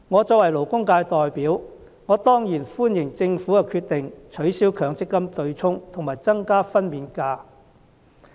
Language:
Cantonese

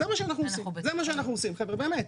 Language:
Hebrew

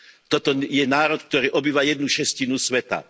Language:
Slovak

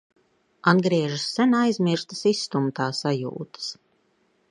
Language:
Latvian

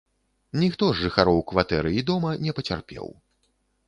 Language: Belarusian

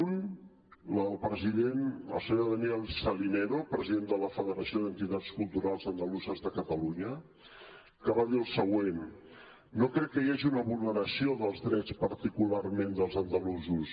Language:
Catalan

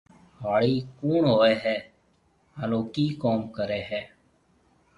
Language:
Marwari (Pakistan)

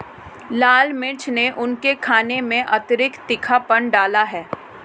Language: Hindi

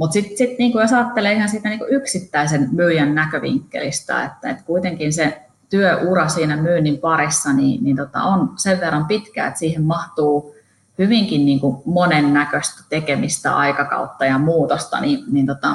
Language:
Finnish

